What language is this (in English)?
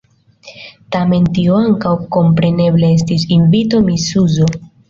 Esperanto